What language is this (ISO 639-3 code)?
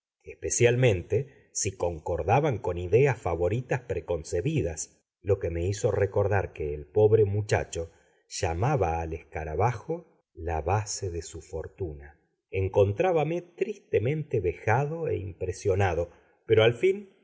spa